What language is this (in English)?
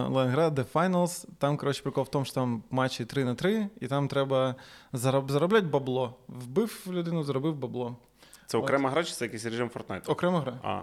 Ukrainian